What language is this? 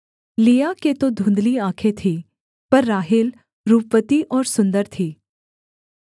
Hindi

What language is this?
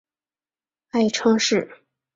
Chinese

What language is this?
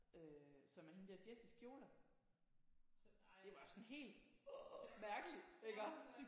Danish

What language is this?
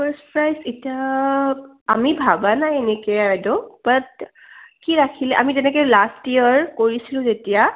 Assamese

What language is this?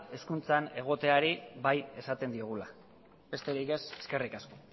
Basque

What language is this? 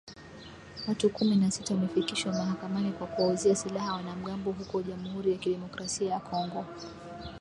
Swahili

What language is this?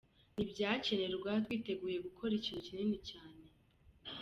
Kinyarwanda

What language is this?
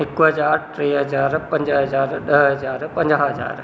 Sindhi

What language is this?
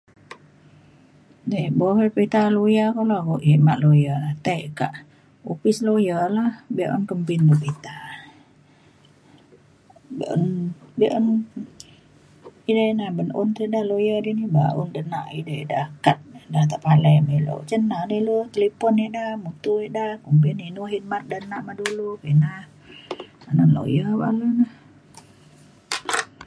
Mainstream Kenyah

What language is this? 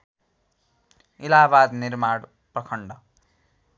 Nepali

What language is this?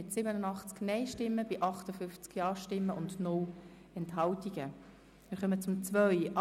Swiss German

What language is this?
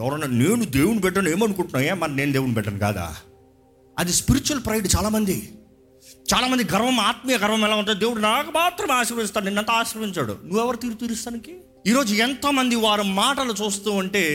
Telugu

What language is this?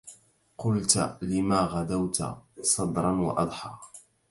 Arabic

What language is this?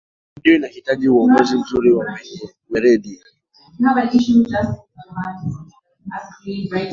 Swahili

